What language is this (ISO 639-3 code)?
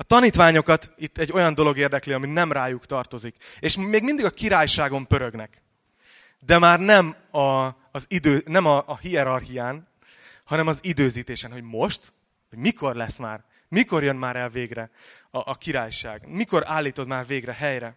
hun